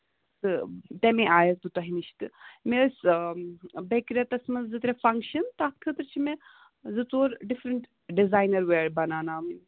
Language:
Kashmiri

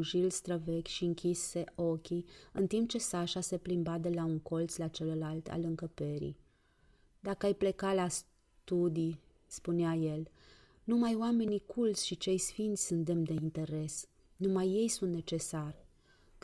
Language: Romanian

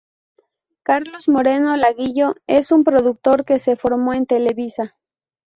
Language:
Spanish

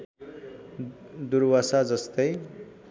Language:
Nepali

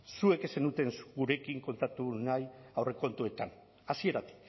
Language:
Basque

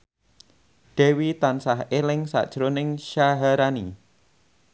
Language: Javanese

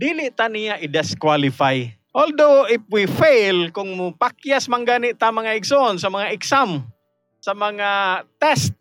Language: Filipino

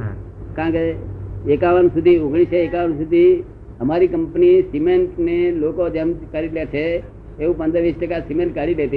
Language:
Gujarati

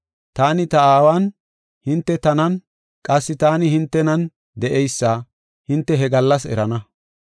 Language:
Gofa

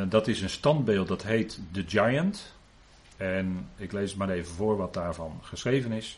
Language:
Dutch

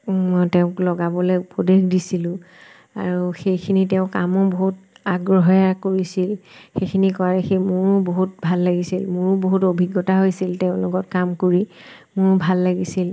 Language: Assamese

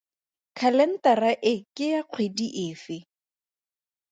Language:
Tswana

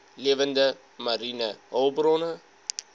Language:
Afrikaans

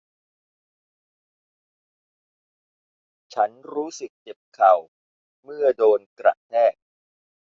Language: Thai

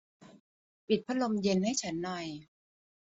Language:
Thai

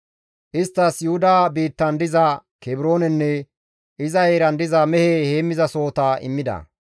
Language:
Gamo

